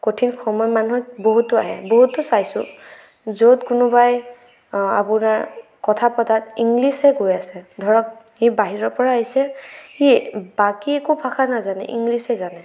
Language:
Assamese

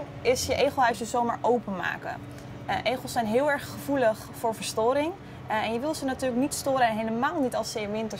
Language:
Dutch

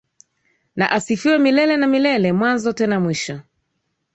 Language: Swahili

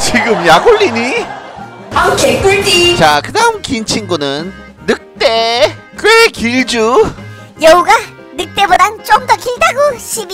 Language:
Korean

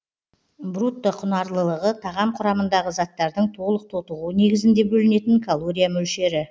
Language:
Kazakh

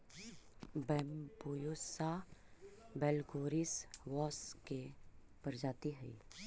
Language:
Magahi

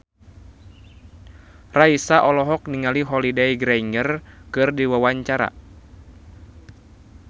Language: Sundanese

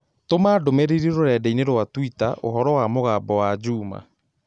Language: Kikuyu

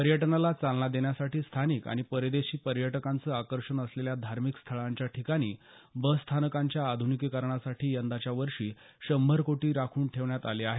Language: Marathi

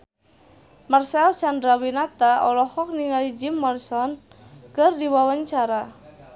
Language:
Sundanese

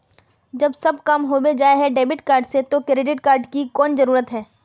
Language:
Magahi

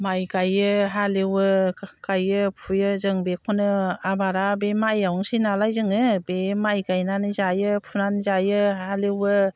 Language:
Bodo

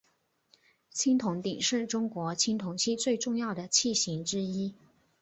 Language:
Chinese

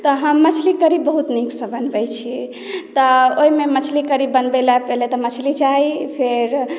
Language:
Maithili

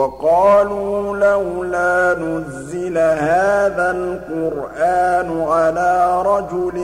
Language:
Arabic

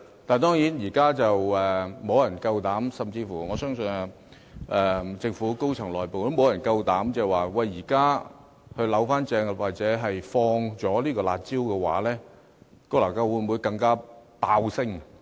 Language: Cantonese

